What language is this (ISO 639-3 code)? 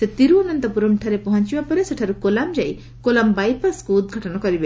ori